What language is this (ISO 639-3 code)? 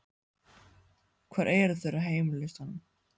isl